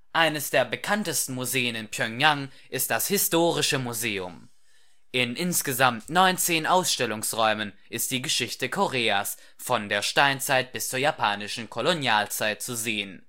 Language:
German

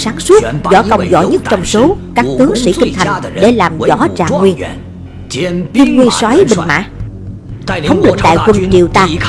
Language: Vietnamese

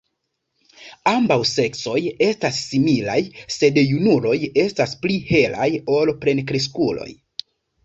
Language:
Esperanto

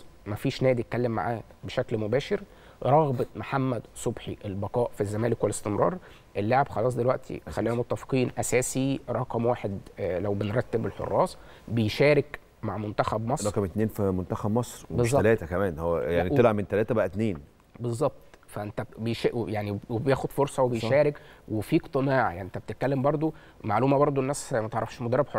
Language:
Arabic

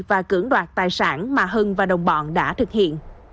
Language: Vietnamese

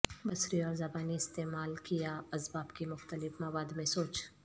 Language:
Urdu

